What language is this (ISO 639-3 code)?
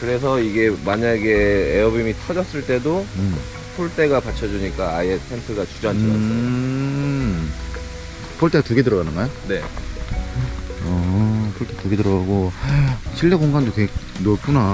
kor